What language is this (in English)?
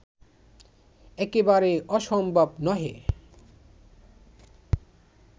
Bangla